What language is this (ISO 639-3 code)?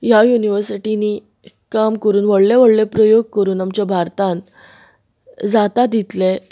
kok